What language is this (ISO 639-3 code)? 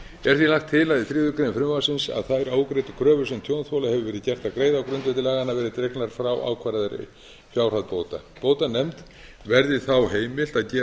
isl